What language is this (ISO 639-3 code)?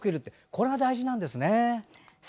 jpn